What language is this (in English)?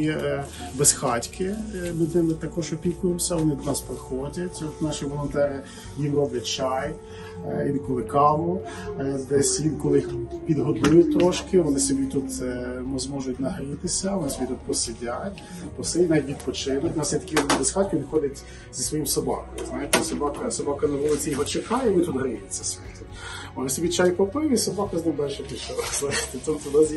Ukrainian